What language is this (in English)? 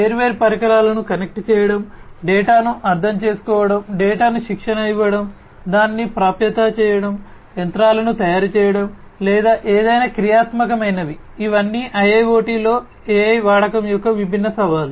Telugu